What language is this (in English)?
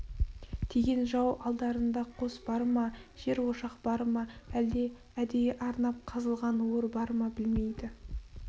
Kazakh